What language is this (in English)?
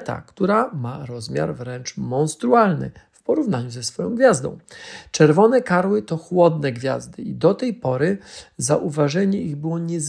Polish